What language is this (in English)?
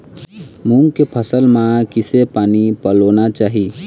Chhattisgarhi